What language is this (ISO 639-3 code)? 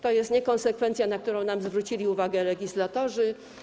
pol